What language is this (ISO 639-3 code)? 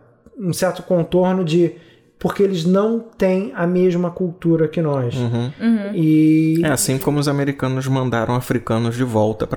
por